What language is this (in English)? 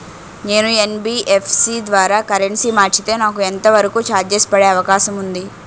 Telugu